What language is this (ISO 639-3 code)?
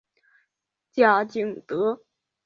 zho